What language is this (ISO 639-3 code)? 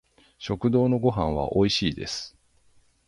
jpn